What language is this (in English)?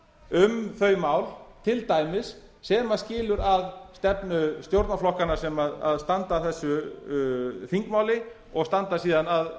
Icelandic